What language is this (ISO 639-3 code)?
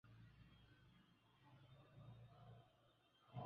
swa